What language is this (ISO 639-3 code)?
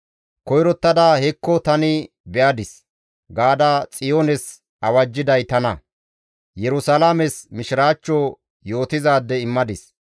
gmv